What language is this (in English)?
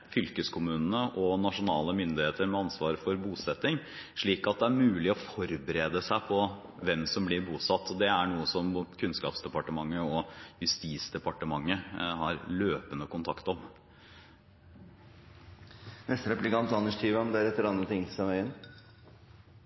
Norwegian Bokmål